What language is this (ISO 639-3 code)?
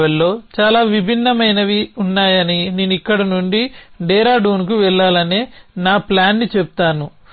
tel